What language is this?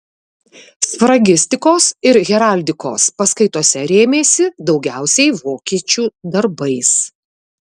Lithuanian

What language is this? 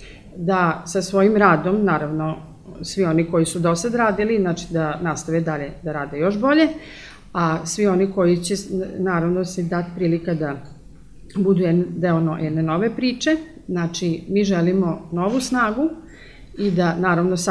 Croatian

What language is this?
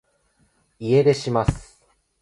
Japanese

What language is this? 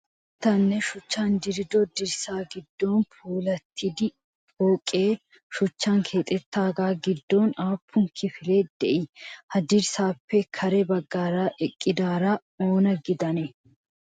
Wolaytta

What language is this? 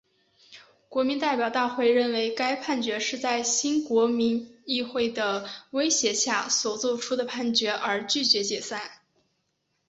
Chinese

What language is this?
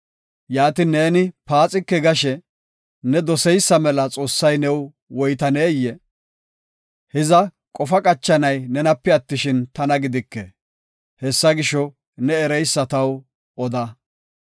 Gofa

